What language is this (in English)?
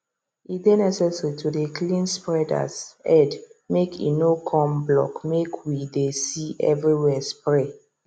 Nigerian Pidgin